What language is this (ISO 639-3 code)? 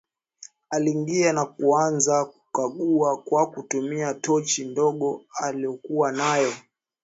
swa